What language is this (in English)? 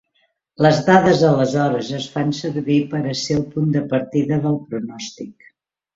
Catalan